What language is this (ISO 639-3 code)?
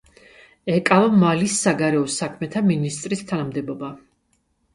kat